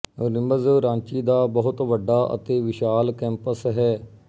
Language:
Punjabi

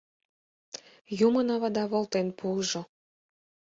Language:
Mari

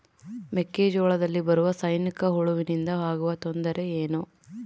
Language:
Kannada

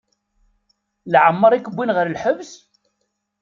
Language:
Kabyle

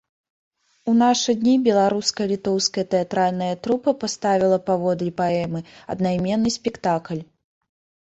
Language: Belarusian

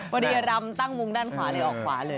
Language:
Thai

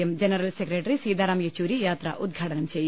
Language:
Malayalam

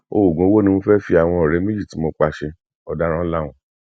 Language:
Yoruba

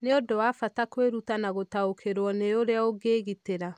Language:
Kikuyu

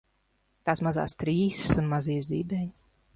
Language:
Latvian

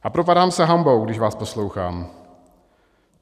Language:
Czech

